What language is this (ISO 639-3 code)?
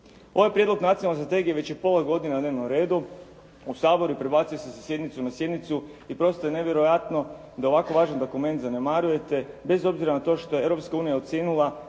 hrv